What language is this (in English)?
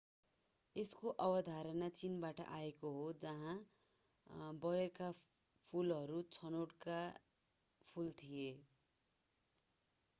Nepali